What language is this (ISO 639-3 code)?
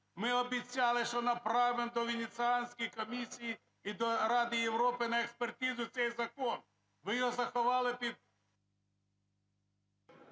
ukr